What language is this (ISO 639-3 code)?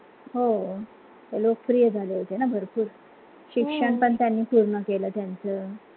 mar